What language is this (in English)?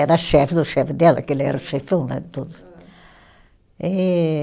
Portuguese